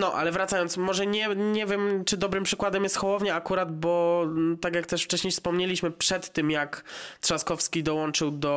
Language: Polish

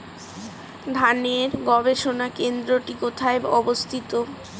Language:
Bangla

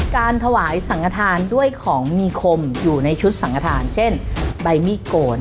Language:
Thai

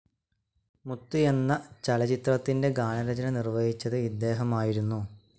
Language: Malayalam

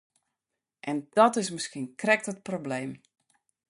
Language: Western Frisian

